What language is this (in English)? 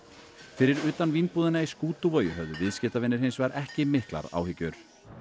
Icelandic